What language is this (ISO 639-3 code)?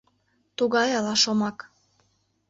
chm